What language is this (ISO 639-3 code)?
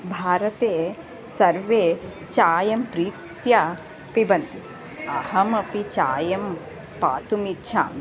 san